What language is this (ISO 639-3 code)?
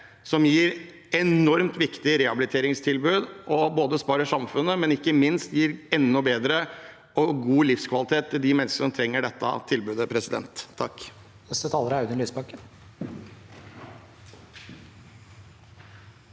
nor